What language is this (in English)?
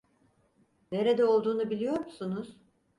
Turkish